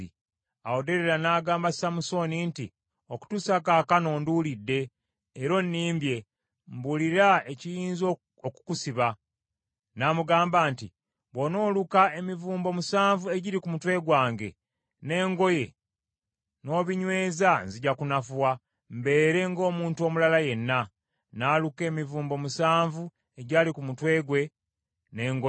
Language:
Ganda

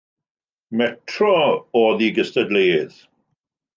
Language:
Welsh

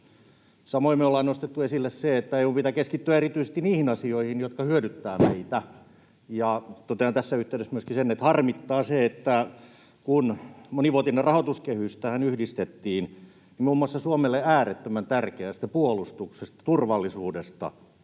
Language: Finnish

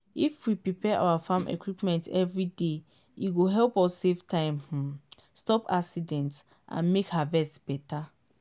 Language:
Nigerian Pidgin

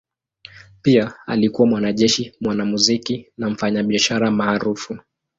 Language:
Swahili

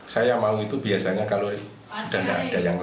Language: Indonesian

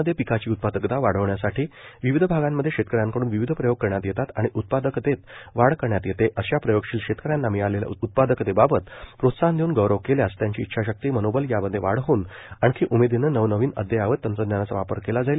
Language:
Marathi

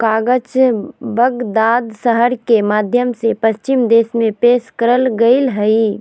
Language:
Magahi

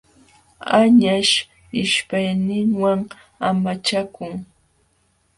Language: Jauja Wanca Quechua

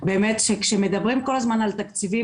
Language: Hebrew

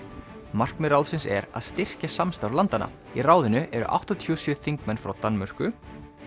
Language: Icelandic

